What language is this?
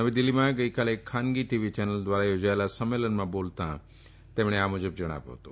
Gujarati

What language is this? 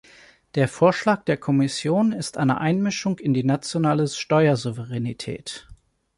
German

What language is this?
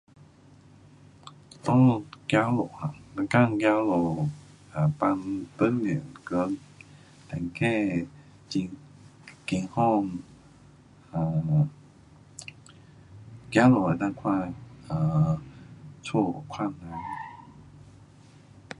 Pu-Xian Chinese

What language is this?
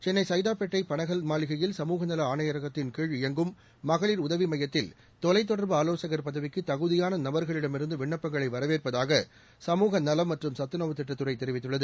Tamil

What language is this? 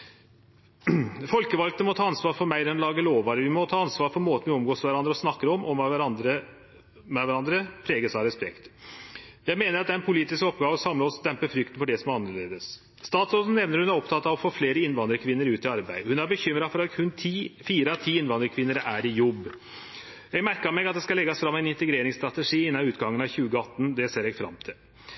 Norwegian Nynorsk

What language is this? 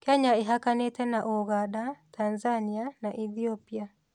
Kikuyu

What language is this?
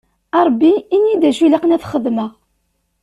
Kabyle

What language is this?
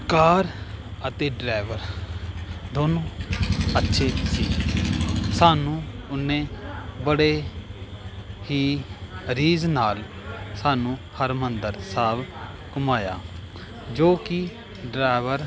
Punjabi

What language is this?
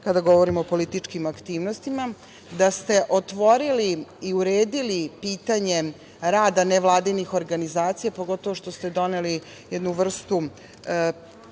Serbian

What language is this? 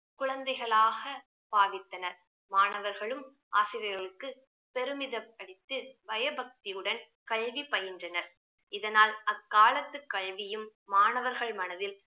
Tamil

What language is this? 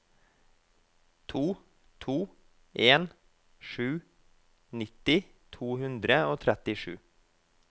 Norwegian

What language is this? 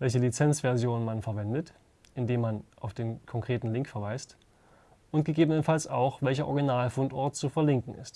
German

